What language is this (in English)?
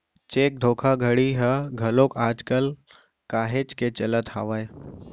Chhattisgarhi